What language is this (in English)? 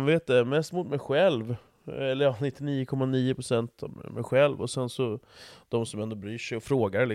Swedish